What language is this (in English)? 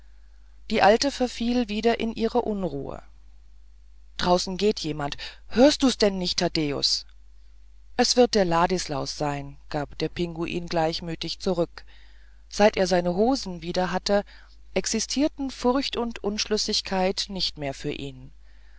German